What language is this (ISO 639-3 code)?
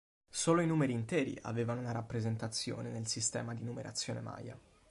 ita